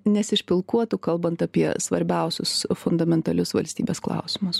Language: Lithuanian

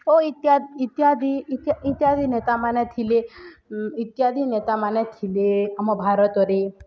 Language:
Odia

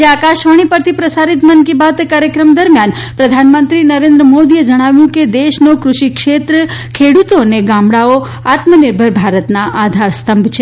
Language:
Gujarati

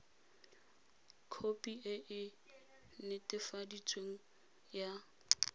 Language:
Tswana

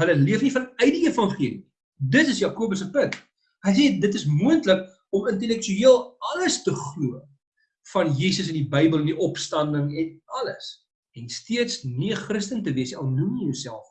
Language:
Dutch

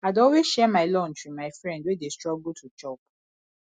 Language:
Nigerian Pidgin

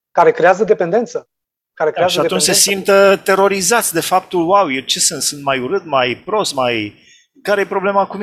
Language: Romanian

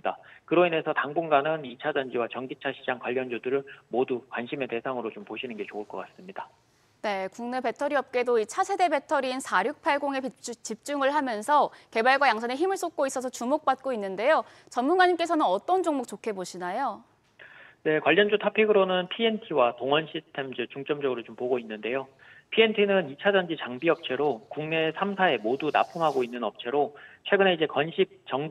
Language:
Korean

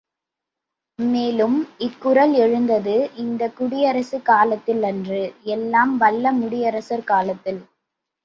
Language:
Tamil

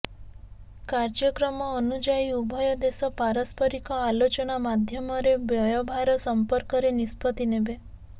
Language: Odia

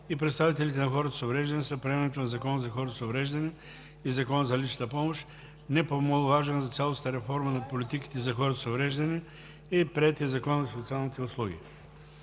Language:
Bulgarian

